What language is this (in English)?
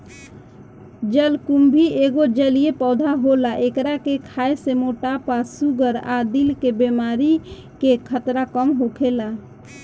Bhojpuri